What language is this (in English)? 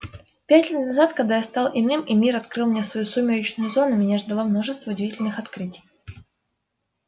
Russian